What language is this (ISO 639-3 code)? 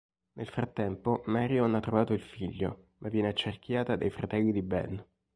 ita